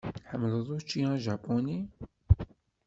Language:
Kabyle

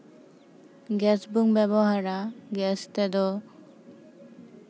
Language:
Santali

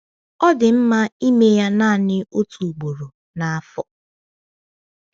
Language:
Igbo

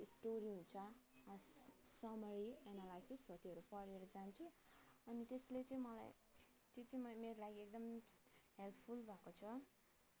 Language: Nepali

